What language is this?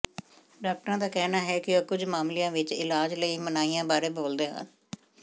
Punjabi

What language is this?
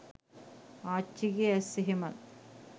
Sinhala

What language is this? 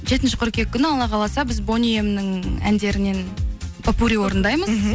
Kazakh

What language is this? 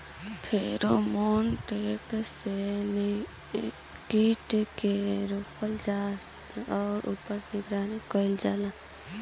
Bhojpuri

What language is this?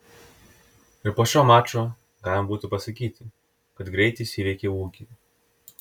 Lithuanian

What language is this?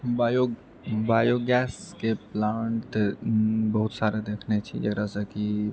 Maithili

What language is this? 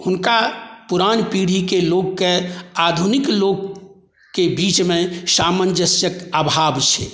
Maithili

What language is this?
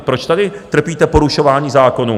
Czech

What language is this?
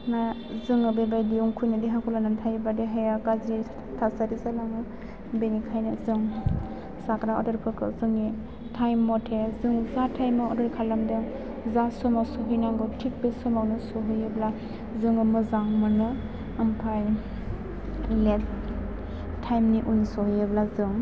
Bodo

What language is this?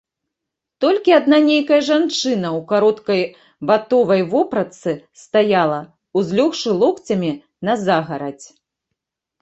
Belarusian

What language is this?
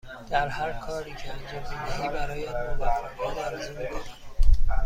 Persian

